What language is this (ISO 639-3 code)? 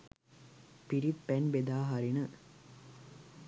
sin